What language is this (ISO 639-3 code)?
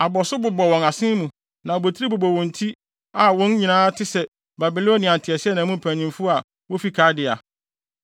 aka